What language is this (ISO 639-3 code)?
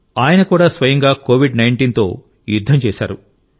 tel